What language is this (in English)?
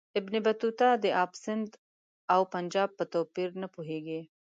Pashto